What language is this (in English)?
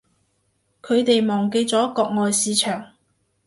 Cantonese